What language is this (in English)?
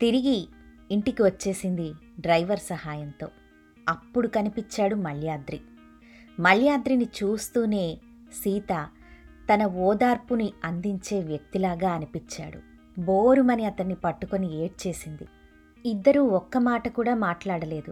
Telugu